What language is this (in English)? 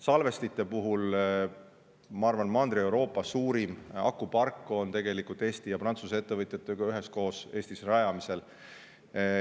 Estonian